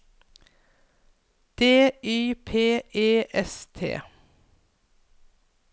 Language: Norwegian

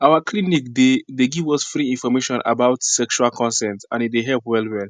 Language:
Nigerian Pidgin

